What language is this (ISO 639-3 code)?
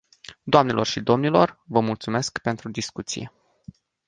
ron